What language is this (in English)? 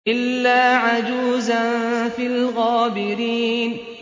Arabic